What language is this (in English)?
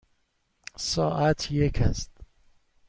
Persian